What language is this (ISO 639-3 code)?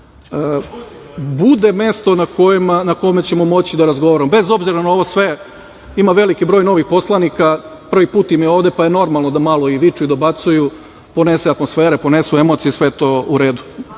srp